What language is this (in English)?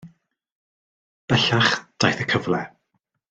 Welsh